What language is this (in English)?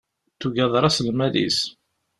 Kabyle